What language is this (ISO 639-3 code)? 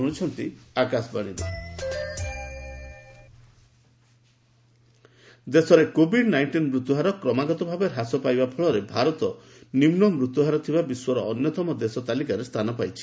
ori